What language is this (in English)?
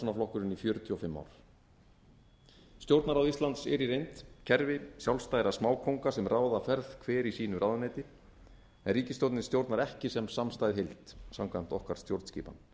Icelandic